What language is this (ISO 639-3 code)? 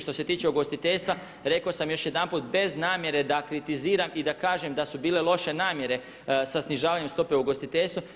hrv